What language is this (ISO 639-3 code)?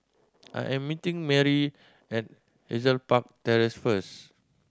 eng